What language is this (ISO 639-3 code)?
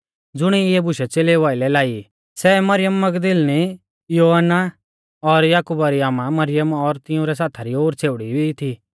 bfz